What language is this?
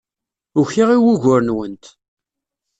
Kabyle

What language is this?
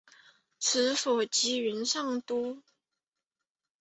Chinese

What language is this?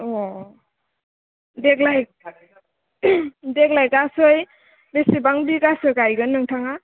Bodo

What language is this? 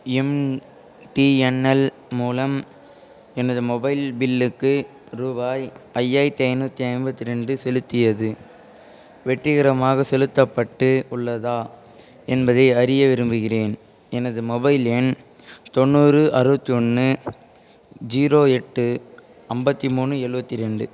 Tamil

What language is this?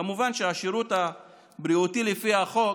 Hebrew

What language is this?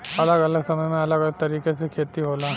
Bhojpuri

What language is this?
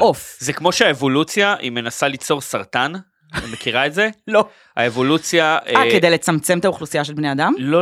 Hebrew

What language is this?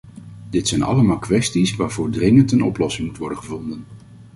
Dutch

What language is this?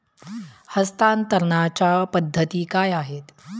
Marathi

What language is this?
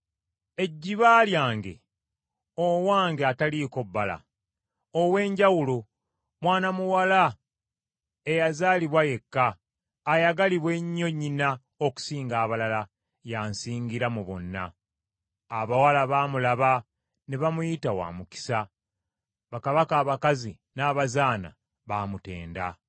Ganda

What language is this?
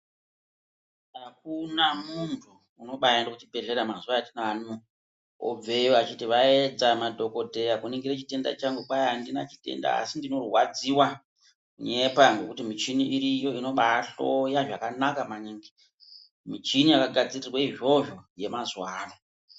Ndau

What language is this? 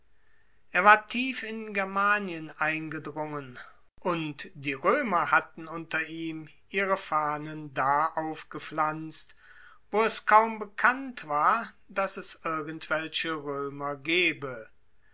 German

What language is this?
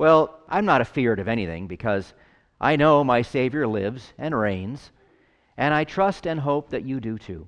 English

